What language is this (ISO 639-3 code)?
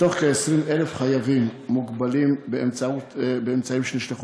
heb